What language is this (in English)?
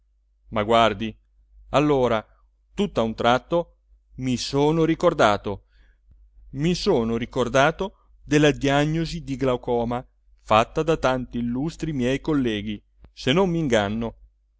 Italian